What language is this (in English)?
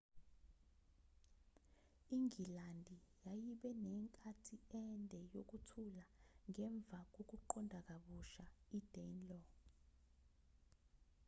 Zulu